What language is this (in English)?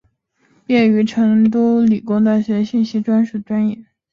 Chinese